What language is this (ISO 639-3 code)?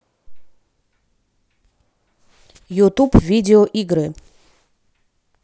rus